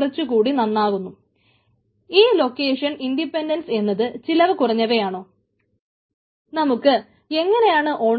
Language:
Malayalam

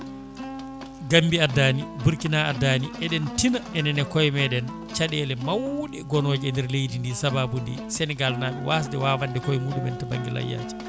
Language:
Fula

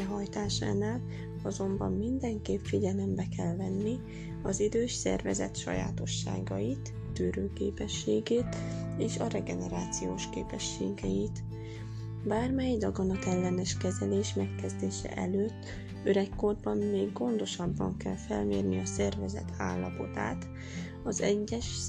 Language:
Hungarian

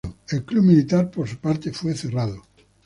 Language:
Spanish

